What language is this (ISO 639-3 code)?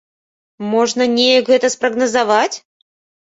bel